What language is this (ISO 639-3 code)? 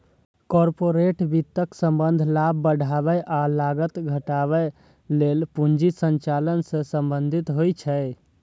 mai